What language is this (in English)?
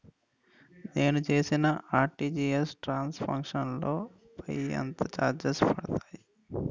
Telugu